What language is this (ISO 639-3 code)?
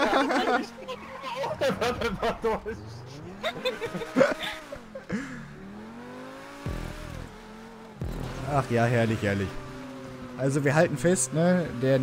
deu